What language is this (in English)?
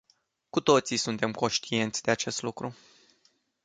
Romanian